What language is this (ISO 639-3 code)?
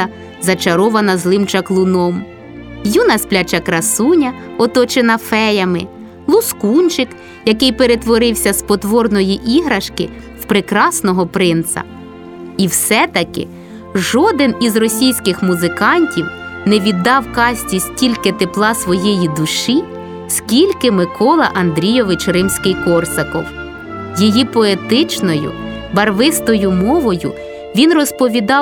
ukr